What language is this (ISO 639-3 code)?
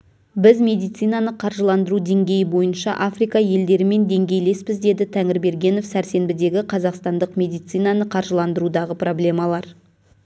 kaz